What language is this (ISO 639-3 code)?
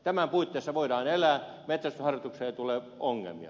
fin